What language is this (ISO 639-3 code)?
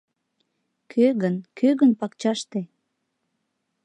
chm